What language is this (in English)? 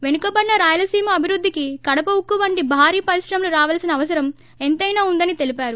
Telugu